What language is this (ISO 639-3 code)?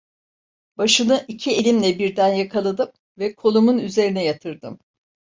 tur